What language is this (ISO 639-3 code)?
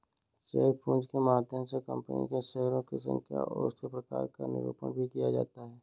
hin